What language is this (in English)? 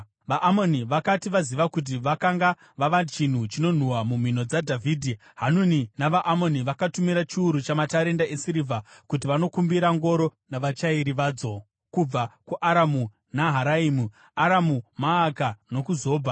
Shona